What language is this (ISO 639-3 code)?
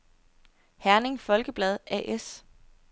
dan